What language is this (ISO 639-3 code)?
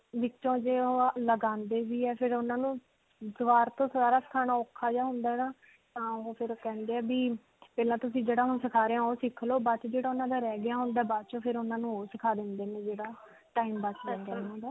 pan